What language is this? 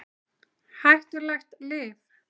Icelandic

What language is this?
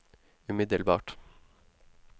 Norwegian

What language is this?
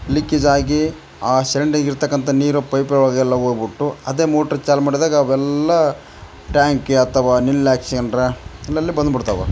Kannada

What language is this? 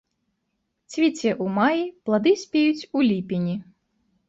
Belarusian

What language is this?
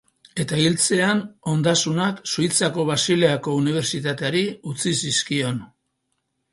Basque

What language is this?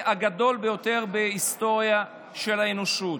Hebrew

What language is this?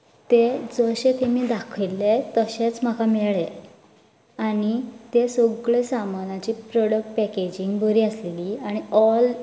Konkani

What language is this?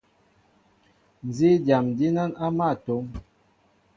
Mbo (Cameroon)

